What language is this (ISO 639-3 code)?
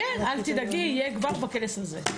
heb